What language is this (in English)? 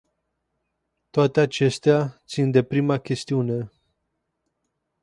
Romanian